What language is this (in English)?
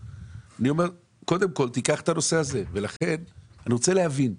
Hebrew